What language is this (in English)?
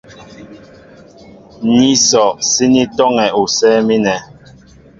Mbo (Cameroon)